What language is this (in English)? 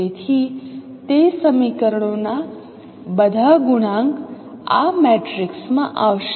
Gujarati